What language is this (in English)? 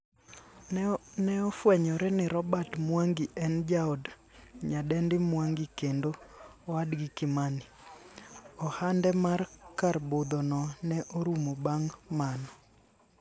Luo (Kenya and Tanzania)